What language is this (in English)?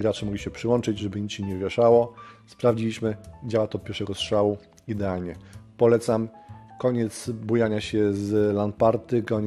Polish